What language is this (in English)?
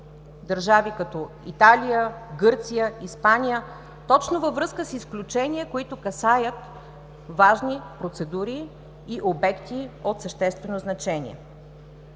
Bulgarian